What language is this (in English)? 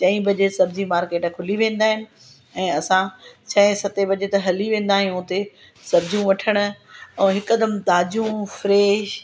Sindhi